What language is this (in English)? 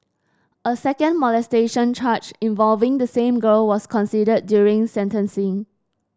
English